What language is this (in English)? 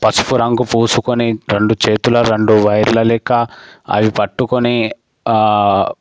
Telugu